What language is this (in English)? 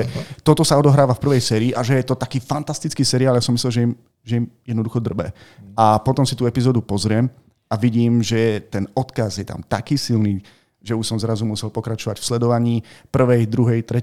Slovak